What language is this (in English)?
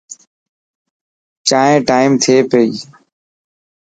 Dhatki